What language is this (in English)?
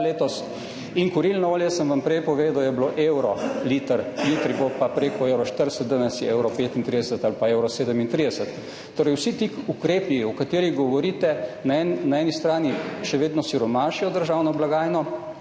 Slovenian